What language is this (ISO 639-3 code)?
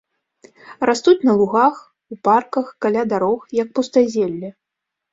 bel